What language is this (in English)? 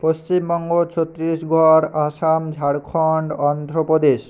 Bangla